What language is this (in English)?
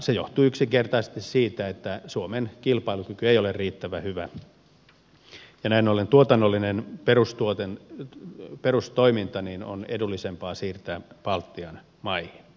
Finnish